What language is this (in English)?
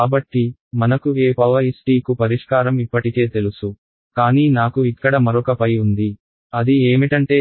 Telugu